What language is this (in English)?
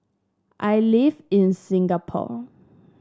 English